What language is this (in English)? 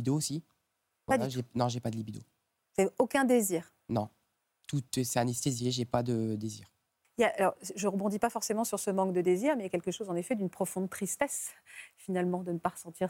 French